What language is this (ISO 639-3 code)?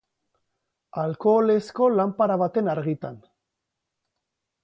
eus